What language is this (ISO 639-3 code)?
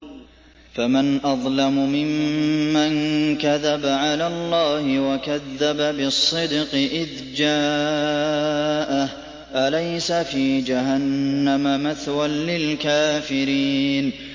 ara